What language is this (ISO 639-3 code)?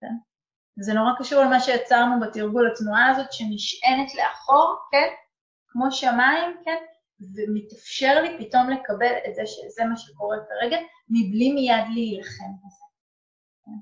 heb